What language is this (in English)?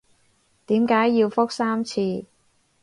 Cantonese